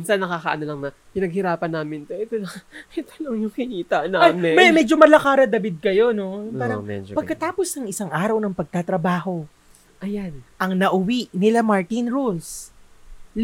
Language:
Filipino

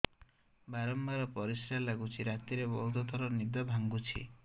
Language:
Odia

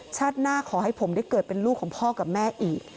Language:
Thai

